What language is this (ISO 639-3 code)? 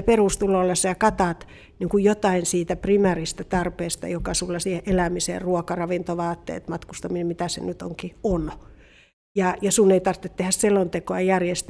fin